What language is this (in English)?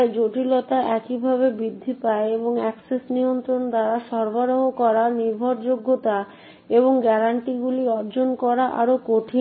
Bangla